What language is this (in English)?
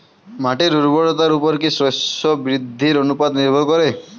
Bangla